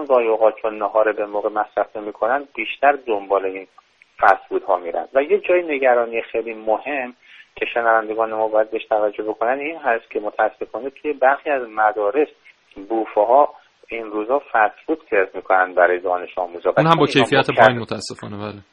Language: Persian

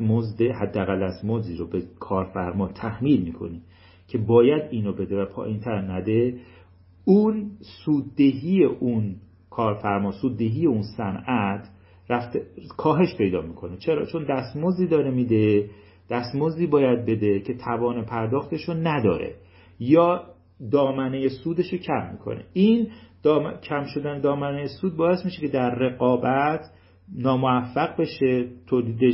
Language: Persian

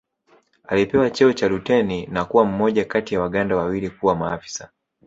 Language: Swahili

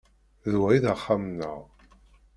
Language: Kabyle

